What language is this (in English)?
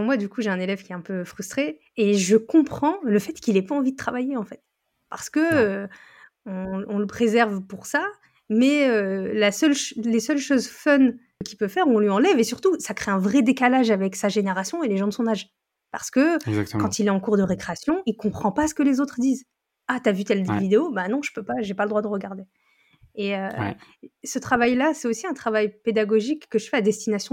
French